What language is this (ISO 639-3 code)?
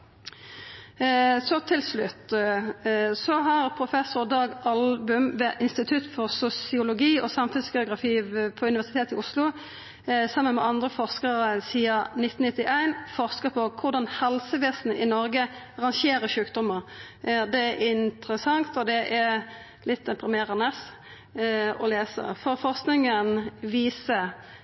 nno